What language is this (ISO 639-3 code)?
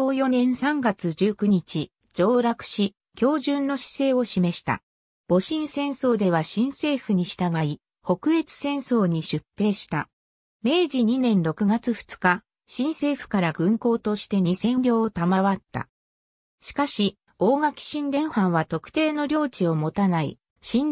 jpn